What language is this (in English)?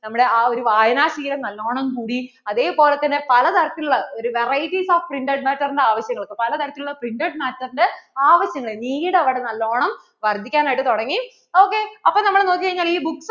Malayalam